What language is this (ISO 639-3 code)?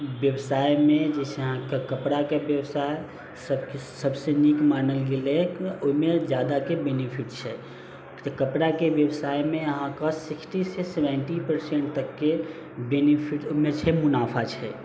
mai